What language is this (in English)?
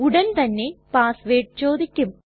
Malayalam